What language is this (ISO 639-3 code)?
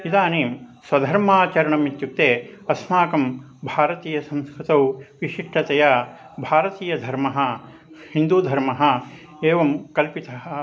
san